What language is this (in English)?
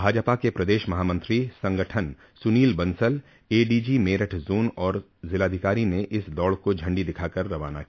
Hindi